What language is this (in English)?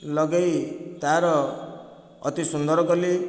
Odia